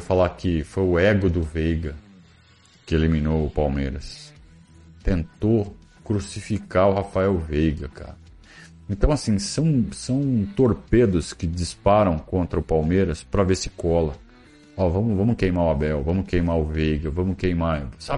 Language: Portuguese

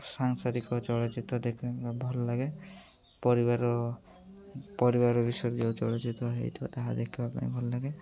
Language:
Odia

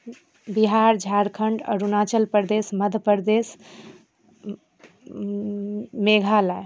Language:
Maithili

